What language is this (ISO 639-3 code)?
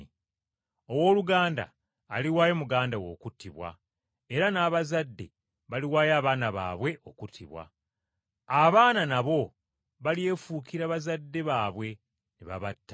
lug